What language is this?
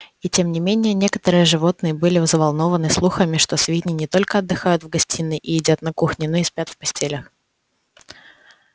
Russian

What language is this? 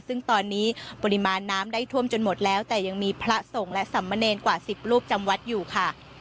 Thai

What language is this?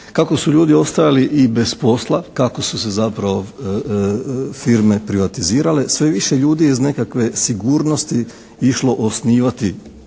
Croatian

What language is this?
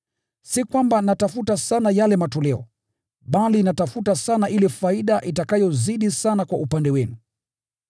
Swahili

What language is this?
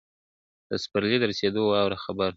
Pashto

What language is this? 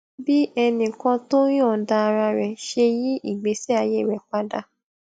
Yoruba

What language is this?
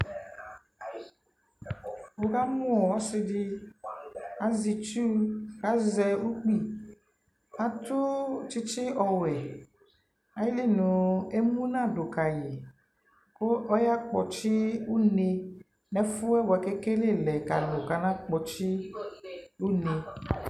Ikposo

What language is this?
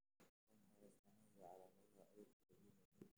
Somali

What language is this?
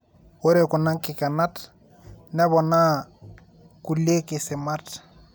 Masai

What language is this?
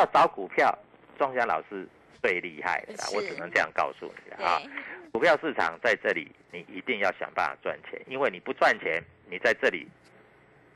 Chinese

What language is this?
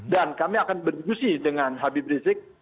Indonesian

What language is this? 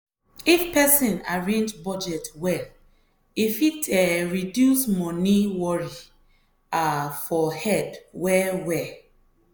Nigerian Pidgin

